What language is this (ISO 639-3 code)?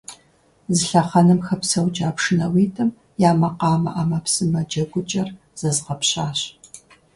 kbd